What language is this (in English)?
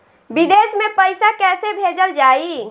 Bhojpuri